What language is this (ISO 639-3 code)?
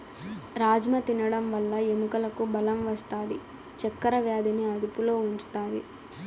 tel